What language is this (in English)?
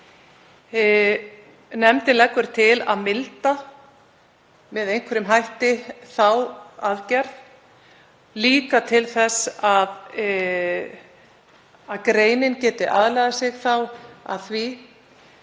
Icelandic